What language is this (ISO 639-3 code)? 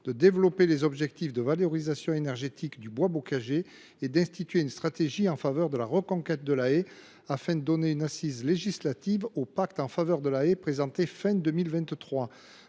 fra